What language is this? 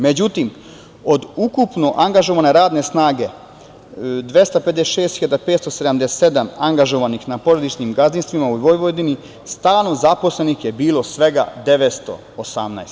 Serbian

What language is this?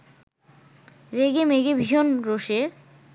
Bangla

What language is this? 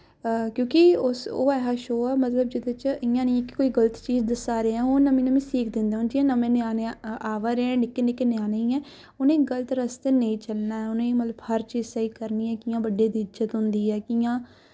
Dogri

